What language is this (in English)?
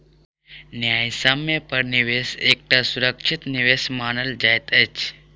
Maithili